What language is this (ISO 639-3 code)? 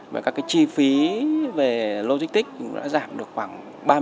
vie